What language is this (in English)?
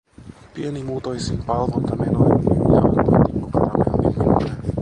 Finnish